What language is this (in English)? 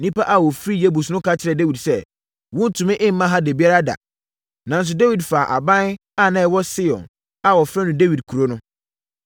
Akan